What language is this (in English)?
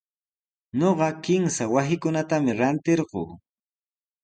Sihuas Ancash Quechua